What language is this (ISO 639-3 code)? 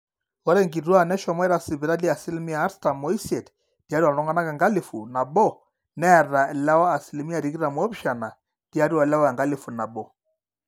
mas